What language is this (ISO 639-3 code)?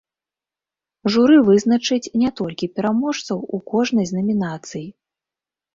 bel